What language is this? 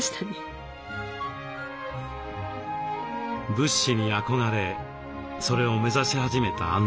Japanese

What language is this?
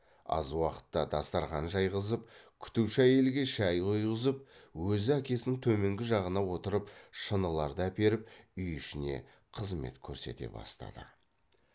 Kazakh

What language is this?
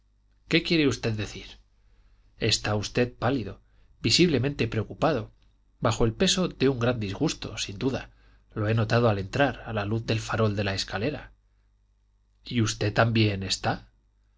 Spanish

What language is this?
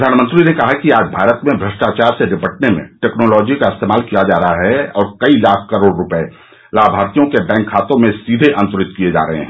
Hindi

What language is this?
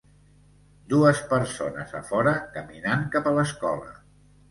Catalan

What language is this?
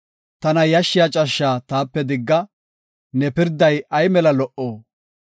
Gofa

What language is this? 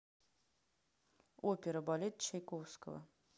Russian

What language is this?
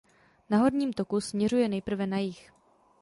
Czech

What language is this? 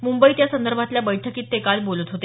Marathi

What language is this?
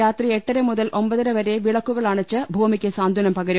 Malayalam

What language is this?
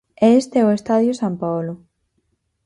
Galician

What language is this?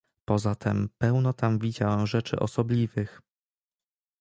Polish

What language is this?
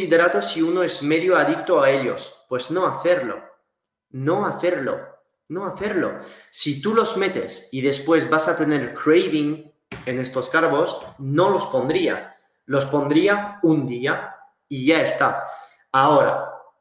Spanish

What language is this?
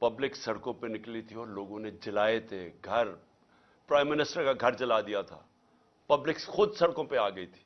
Urdu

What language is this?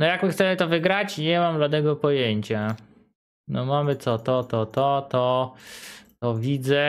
Polish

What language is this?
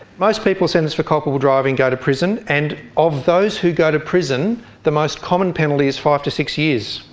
English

